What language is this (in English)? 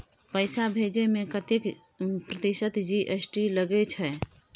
Maithili